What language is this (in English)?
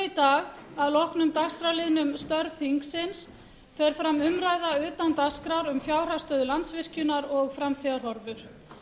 Icelandic